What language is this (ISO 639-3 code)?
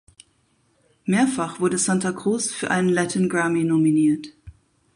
deu